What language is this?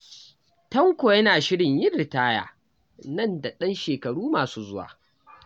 Hausa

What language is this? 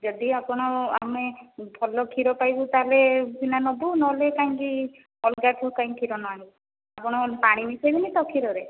Odia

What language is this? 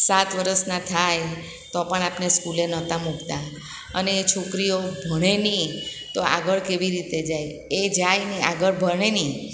Gujarati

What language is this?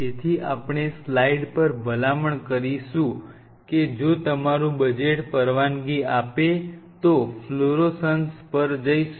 Gujarati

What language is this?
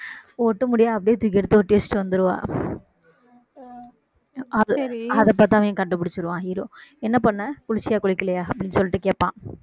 Tamil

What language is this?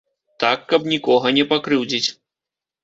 Belarusian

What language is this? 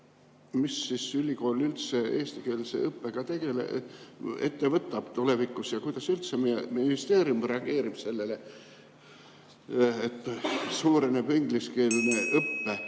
Estonian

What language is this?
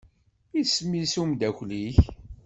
Kabyle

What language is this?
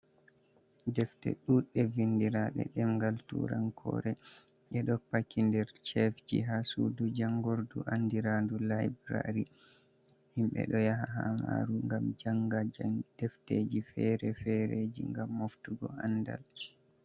Fula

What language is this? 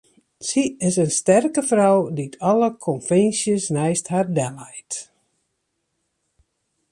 Western Frisian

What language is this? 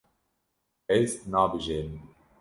Kurdish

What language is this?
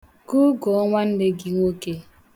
Igbo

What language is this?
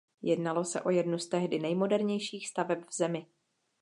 Czech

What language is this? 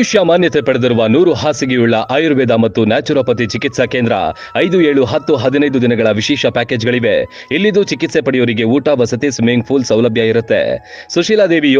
Kannada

